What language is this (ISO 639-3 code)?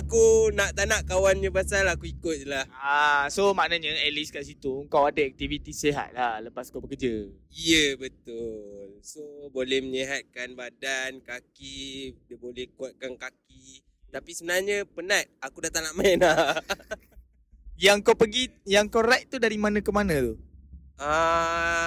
msa